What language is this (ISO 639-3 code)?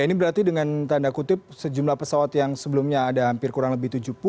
ind